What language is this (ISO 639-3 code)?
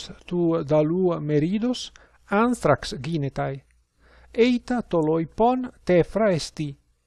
ell